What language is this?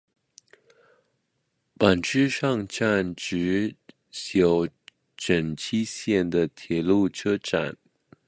Chinese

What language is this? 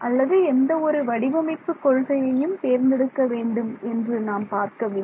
Tamil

